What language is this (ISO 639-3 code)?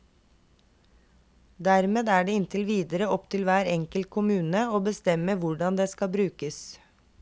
nor